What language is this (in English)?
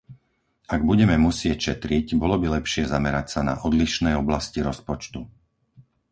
Slovak